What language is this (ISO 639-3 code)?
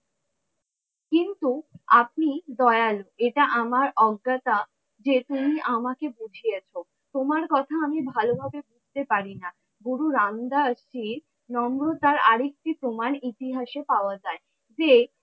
ben